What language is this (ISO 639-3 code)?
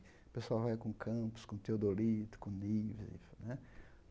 por